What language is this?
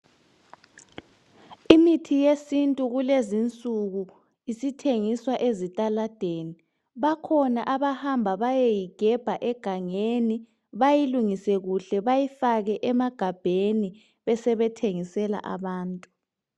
North Ndebele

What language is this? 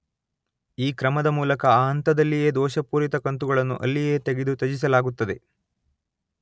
Kannada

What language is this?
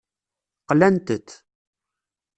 Kabyle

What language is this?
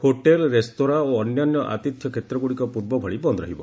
Odia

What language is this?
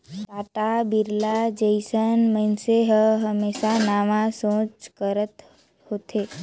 Chhattisgarhi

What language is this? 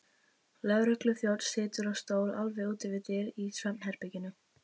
Icelandic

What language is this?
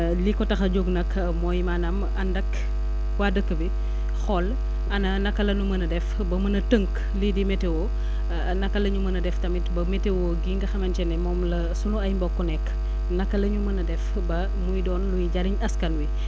Wolof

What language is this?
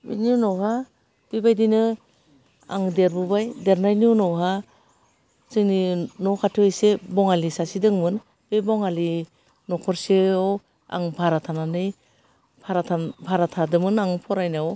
Bodo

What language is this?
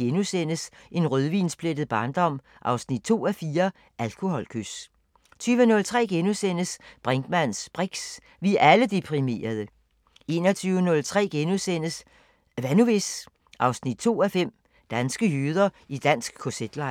Danish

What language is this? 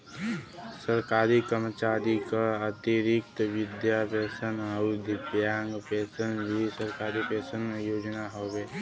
Bhojpuri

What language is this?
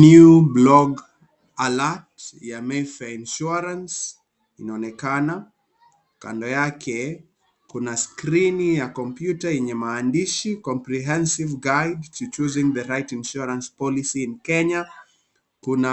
Swahili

